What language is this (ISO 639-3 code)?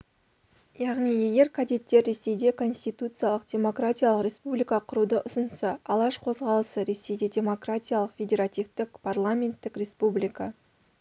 kaz